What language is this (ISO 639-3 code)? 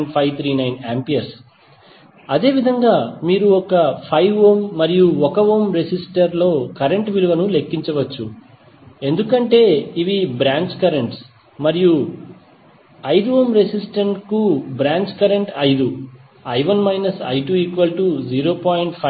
tel